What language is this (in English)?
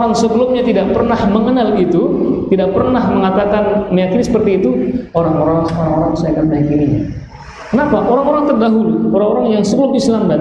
Indonesian